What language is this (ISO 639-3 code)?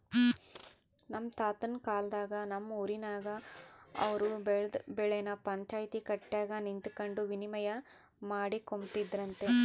kan